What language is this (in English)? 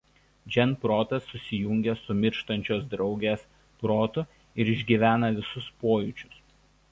Lithuanian